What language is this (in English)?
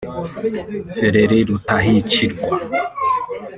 Kinyarwanda